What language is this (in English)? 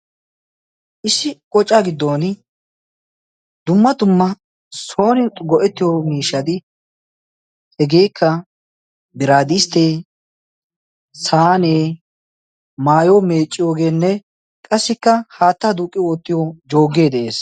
Wolaytta